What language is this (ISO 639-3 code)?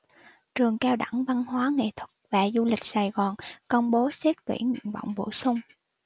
vie